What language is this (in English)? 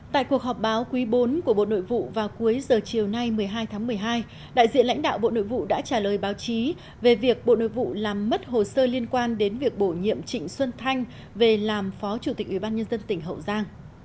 Vietnamese